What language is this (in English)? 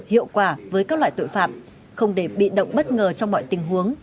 Vietnamese